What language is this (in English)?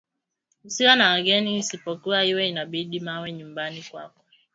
Swahili